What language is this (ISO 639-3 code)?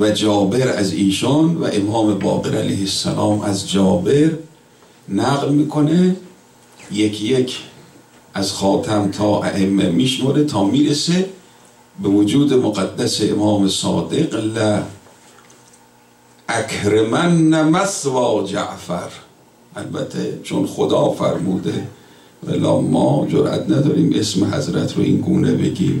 fas